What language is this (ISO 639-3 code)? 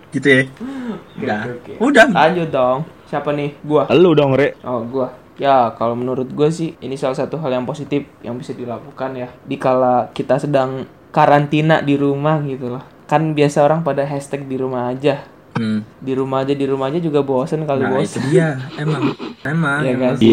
ind